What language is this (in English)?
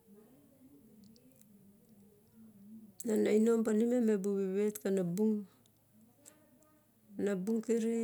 Barok